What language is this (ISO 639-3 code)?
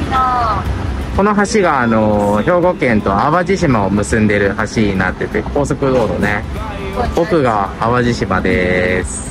jpn